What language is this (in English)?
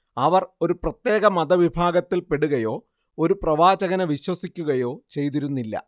Malayalam